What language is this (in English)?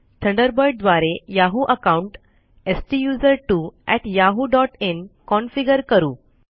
Marathi